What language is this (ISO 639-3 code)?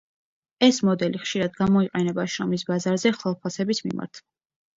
kat